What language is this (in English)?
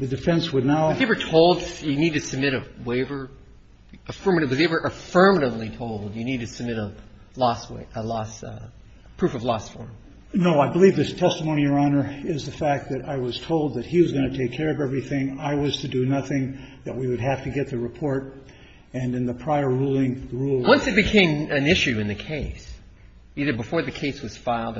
English